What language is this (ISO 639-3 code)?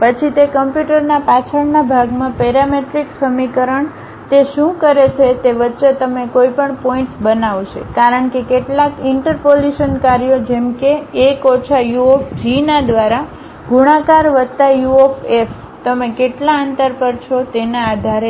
guj